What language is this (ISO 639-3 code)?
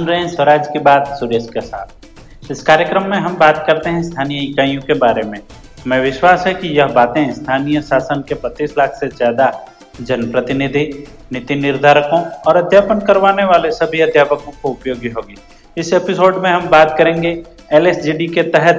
hin